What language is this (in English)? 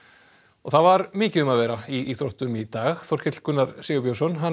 Icelandic